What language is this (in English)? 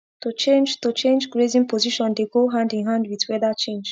Nigerian Pidgin